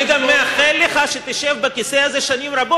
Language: Hebrew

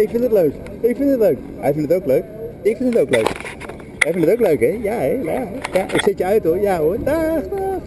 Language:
Dutch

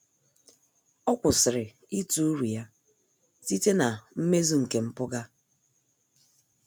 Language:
Igbo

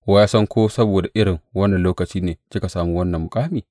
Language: Hausa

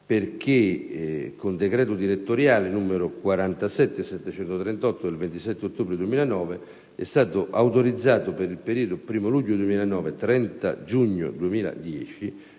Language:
Italian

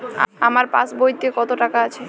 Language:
Bangla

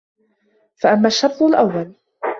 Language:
Arabic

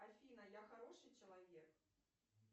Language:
Russian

